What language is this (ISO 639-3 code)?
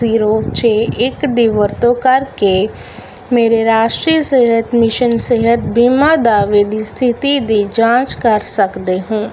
pan